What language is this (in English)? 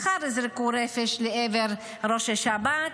Hebrew